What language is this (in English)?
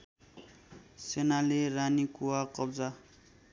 Nepali